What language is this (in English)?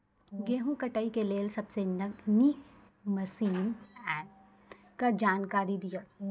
Maithili